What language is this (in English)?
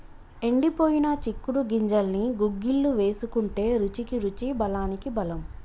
Telugu